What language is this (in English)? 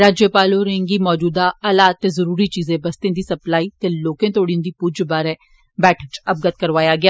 Dogri